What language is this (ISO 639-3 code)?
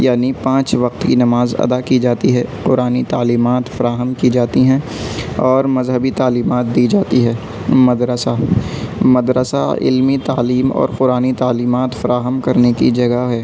urd